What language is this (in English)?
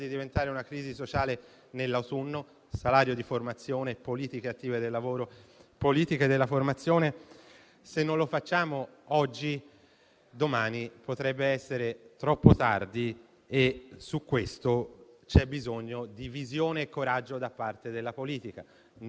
Italian